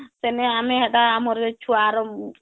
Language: Odia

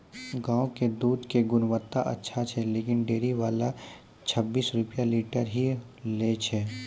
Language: Maithili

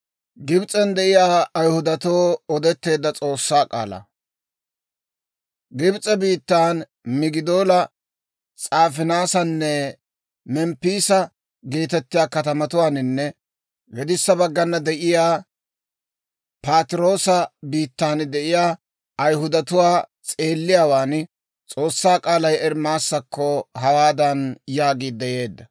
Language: Dawro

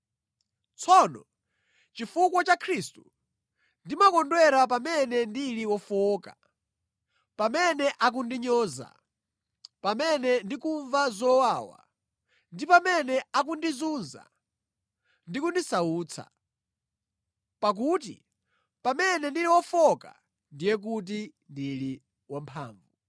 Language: Nyanja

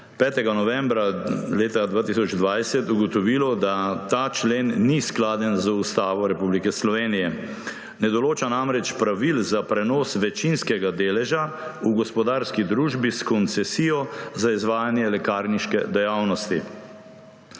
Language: Slovenian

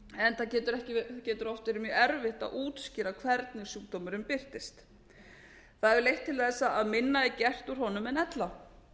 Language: Icelandic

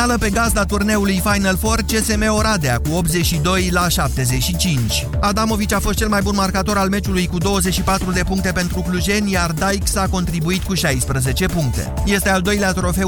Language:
Romanian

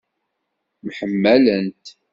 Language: Kabyle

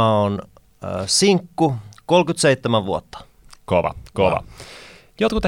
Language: Finnish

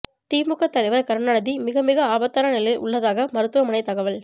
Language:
Tamil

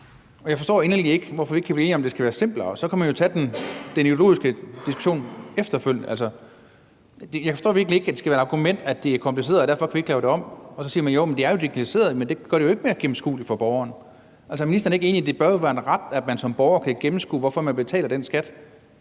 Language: Danish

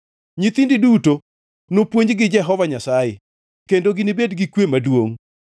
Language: Luo (Kenya and Tanzania)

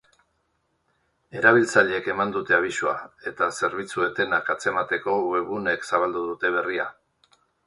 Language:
Basque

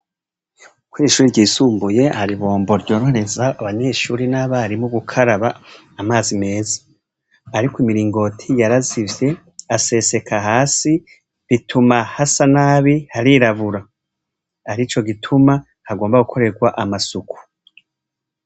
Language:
Rundi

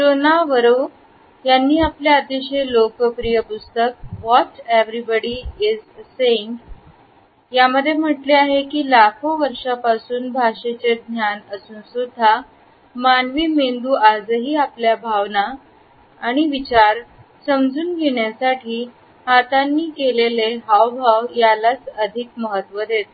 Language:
Marathi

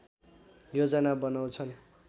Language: Nepali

